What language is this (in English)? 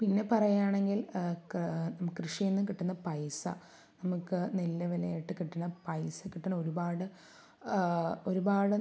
Malayalam